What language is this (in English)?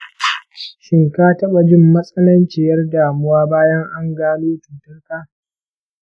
Hausa